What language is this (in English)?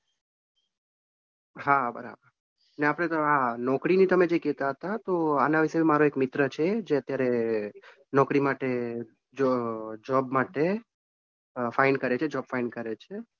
Gujarati